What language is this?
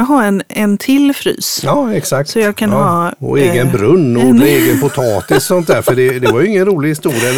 Swedish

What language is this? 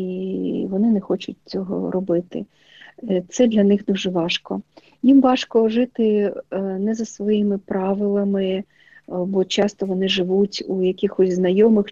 Ukrainian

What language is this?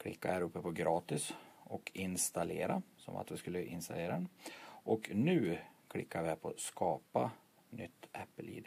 Swedish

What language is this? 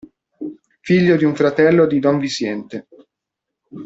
Italian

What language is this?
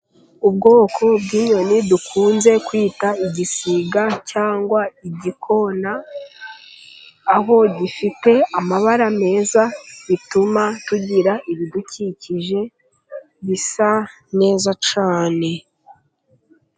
Kinyarwanda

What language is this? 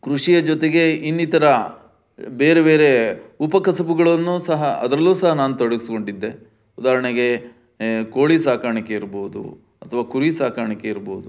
Kannada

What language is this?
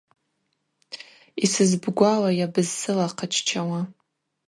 Abaza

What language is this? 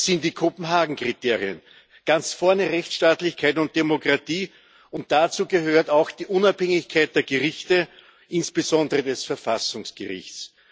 German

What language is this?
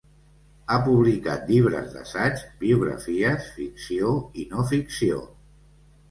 Catalan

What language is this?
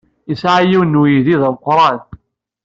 Kabyle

